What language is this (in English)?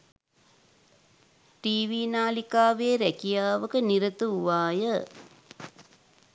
Sinhala